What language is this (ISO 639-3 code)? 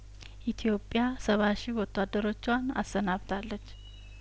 amh